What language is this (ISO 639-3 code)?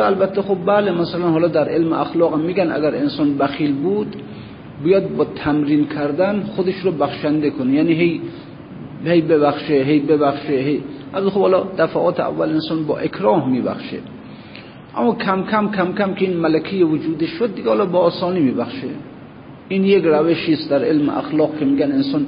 fas